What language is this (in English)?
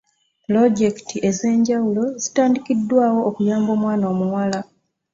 Ganda